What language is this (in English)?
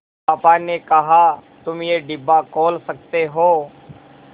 Hindi